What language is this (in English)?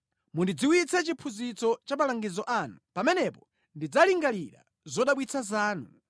Nyanja